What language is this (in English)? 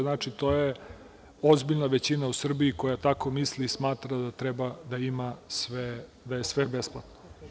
Serbian